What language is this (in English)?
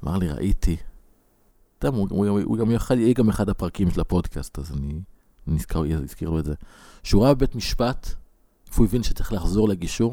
Hebrew